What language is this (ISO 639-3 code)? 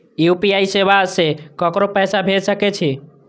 mai